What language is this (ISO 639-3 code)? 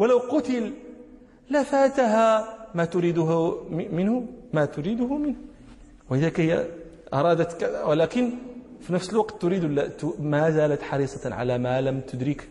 ara